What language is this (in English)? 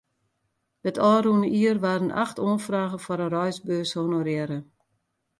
Western Frisian